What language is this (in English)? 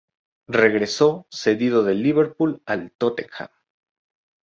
Spanish